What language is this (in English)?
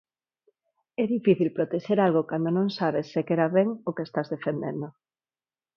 Galician